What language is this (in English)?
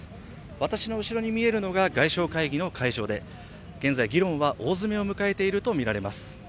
Japanese